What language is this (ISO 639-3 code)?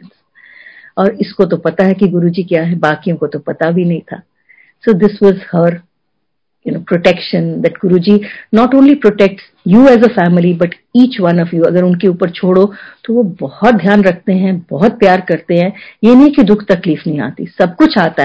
hin